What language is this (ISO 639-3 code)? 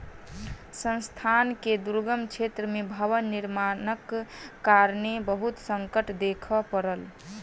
mai